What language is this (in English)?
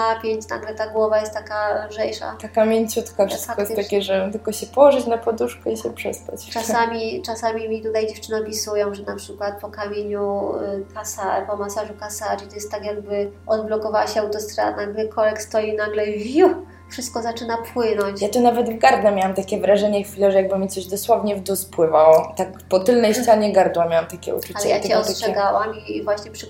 Polish